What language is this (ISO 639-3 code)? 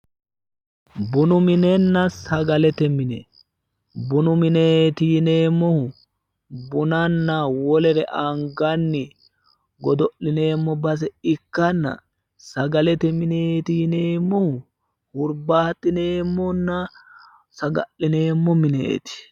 sid